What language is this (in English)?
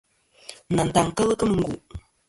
Kom